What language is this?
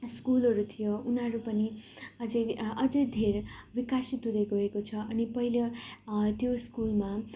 Nepali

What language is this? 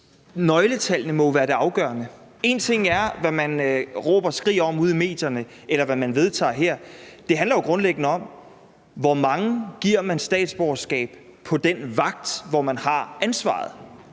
Danish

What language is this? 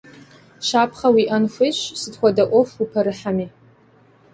Kabardian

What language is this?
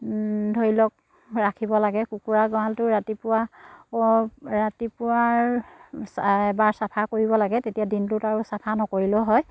Assamese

